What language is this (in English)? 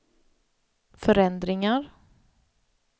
Swedish